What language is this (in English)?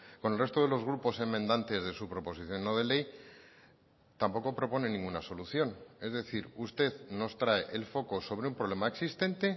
Spanish